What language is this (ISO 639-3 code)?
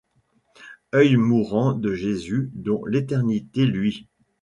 fra